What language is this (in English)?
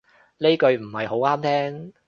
Cantonese